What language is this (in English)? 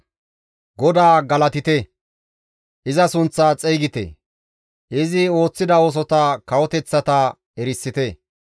Gamo